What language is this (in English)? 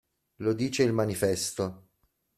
Italian